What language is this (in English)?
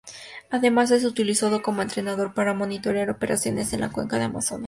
Spanish